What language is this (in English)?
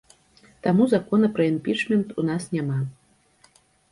Belarusian